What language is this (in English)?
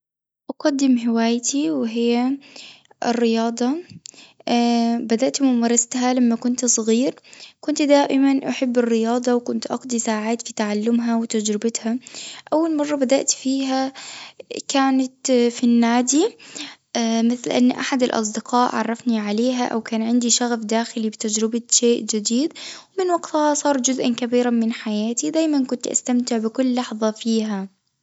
Tunisian Arabic